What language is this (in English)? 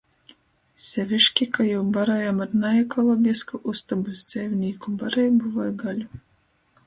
Latgalian